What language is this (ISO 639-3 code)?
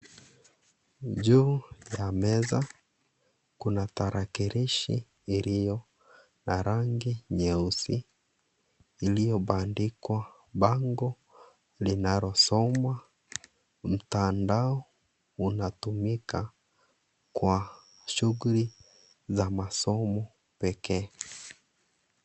swa